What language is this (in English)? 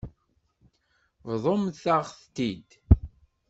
Kabyle